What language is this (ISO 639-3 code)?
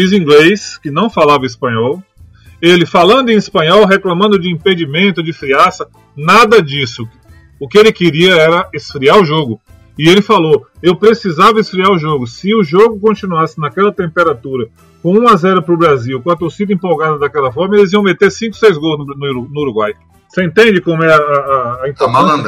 por